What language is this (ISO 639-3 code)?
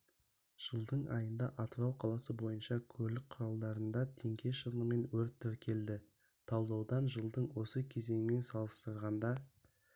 kaz